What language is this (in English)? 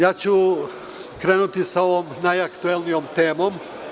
Serbian